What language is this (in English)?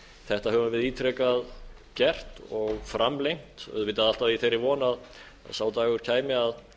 Icelandic